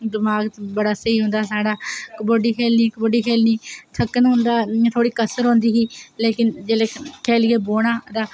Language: Dogri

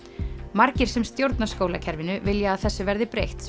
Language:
Icelandic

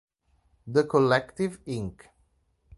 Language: Italian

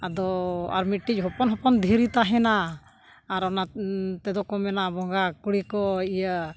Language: Santali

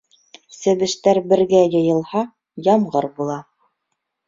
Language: Bashkir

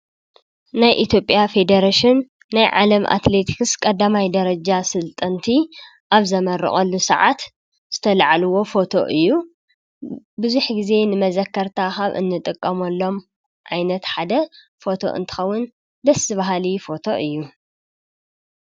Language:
Tigrinya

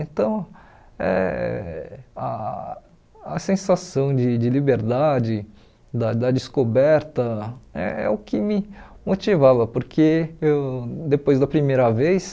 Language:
Portuguese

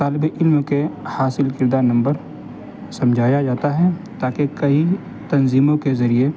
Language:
Urdu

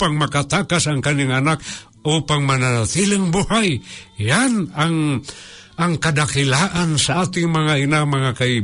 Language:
Filipino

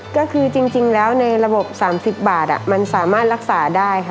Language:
Thai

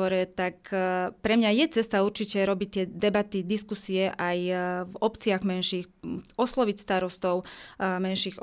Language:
Slovak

